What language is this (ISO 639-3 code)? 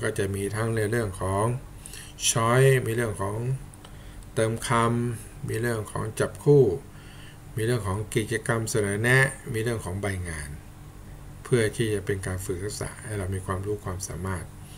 tha